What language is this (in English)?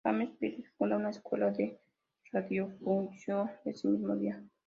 Spanish